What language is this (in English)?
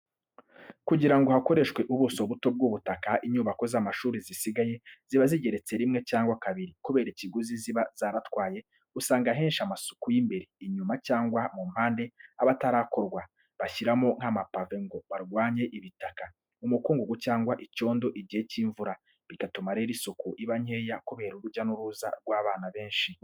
Kinyarwanda